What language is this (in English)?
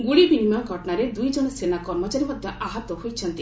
Odia